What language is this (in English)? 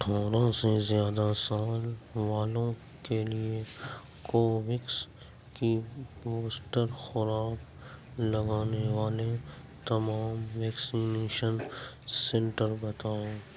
Urdu